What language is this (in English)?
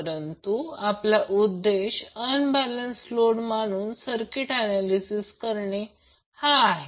Marathi